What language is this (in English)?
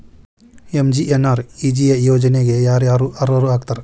Kannada